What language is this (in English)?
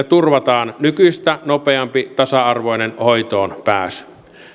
Finnish